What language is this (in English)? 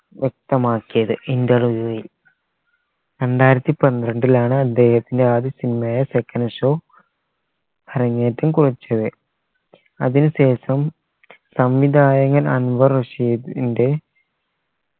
Malayalam